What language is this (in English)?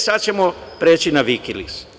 Serbian